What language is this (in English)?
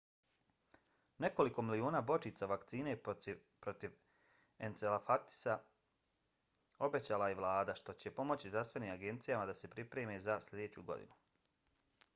Bosnian